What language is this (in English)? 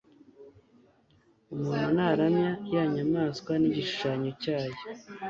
Kinyarwanda